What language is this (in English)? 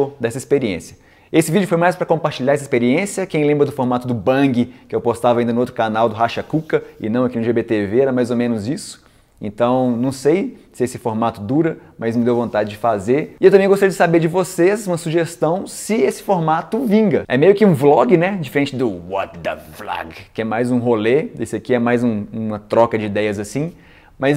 Portuguese